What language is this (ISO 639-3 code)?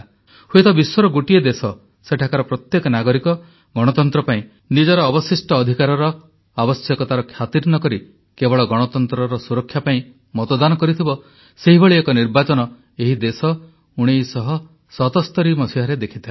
ori